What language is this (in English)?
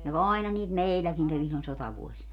Finnish